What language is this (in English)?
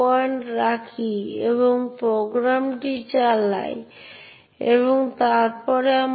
Bangla